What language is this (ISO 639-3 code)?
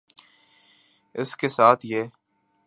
urd